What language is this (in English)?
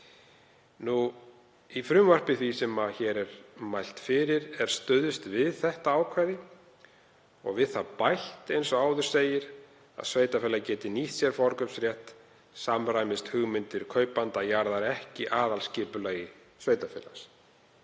Icelandic